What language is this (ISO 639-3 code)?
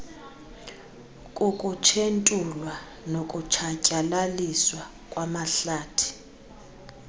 xho